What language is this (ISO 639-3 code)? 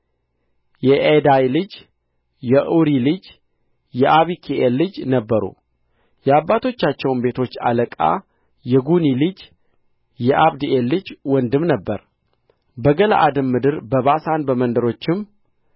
amh